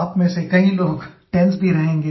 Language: Hindi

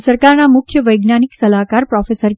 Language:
Gujarati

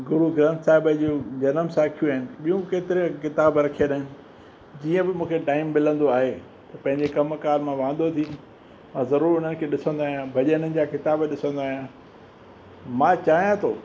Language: Sindhi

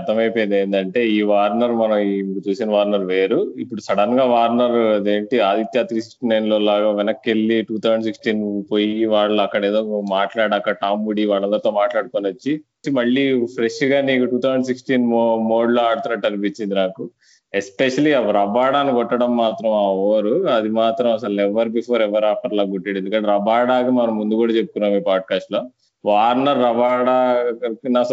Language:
Telugu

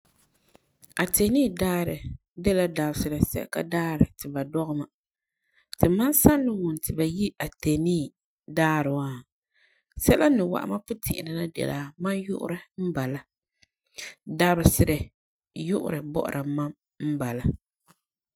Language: Frafra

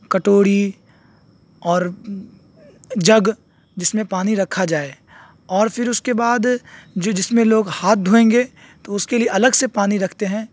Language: Urdu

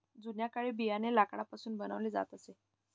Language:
Marathi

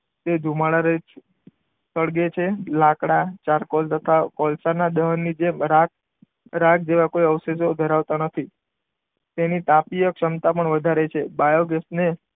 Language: Gujarati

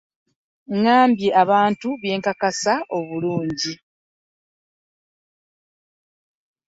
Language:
Ganda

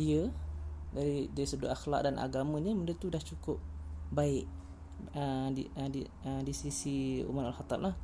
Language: Malay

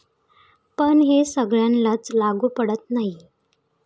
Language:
Marathi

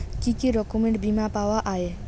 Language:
Bangla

